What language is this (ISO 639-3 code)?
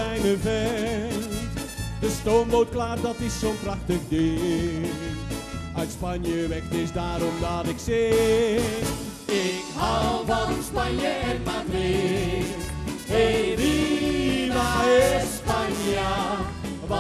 nld